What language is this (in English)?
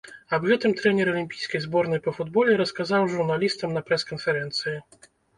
Belarusian